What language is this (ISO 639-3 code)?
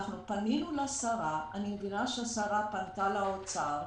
heb